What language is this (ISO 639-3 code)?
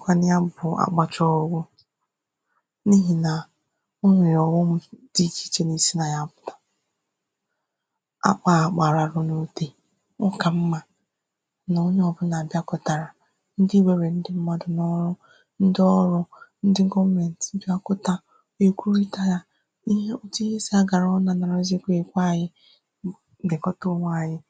ibo